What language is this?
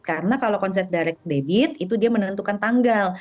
Indonesian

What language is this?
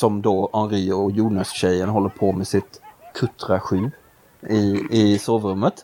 Swedish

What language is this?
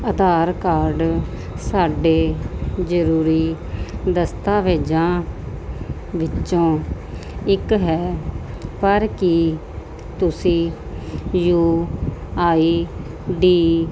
Punjabi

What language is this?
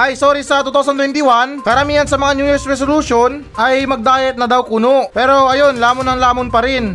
Filipino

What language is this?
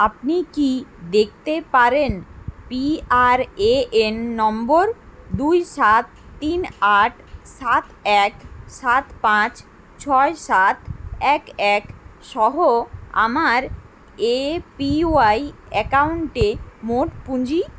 Bangla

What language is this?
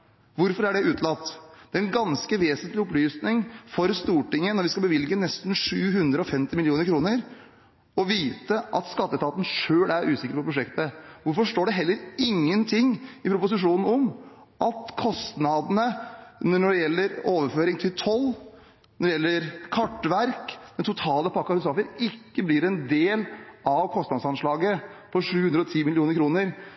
Norwegian Bokmål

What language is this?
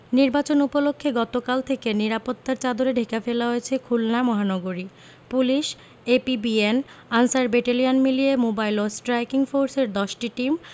Bangla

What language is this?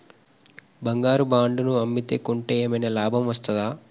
Telugu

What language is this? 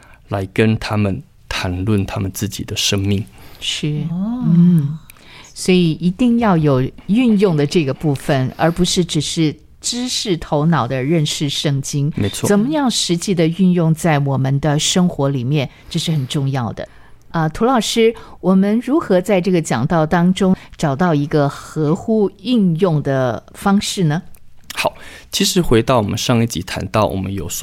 Chinese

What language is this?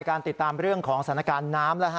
Thai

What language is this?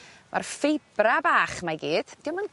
Welsh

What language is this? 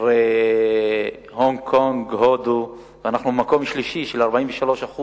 Hebrew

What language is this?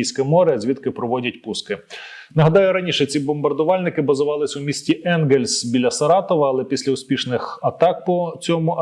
Ukrainian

